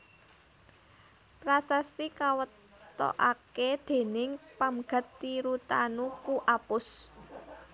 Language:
Javanese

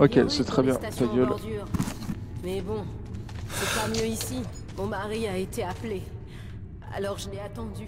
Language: French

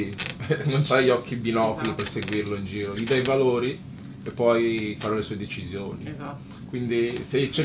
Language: Italian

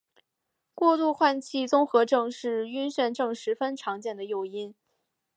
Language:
Chinese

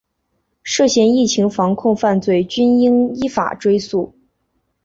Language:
Chinese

